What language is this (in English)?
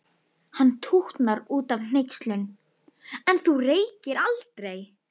Icelandic